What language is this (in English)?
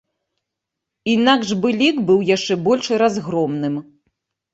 Belarusian